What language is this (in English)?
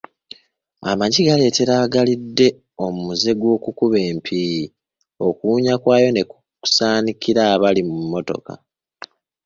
Ganda